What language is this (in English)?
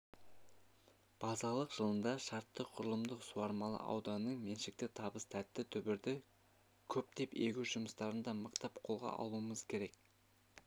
Kazakh